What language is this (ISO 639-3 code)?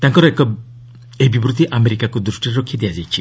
ori